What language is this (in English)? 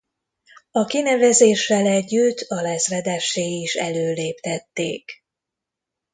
Hungarian